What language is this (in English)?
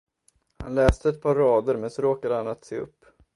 Swedish